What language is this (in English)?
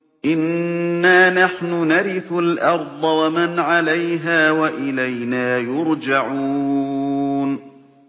Arabic